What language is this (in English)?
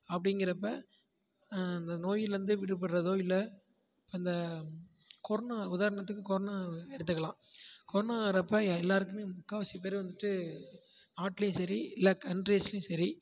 Tamil